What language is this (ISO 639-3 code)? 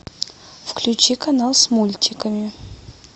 rus